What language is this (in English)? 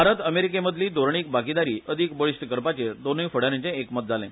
Konkani